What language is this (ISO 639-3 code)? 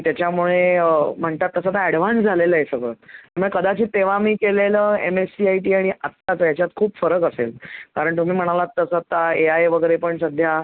mar